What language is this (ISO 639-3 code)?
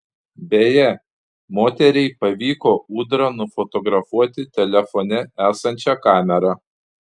lit